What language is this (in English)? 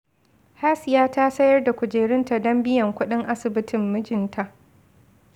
Hausa